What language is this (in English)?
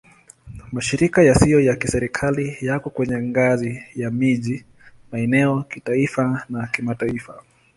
Swahili